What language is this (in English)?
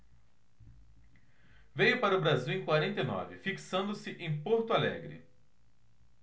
Portuguese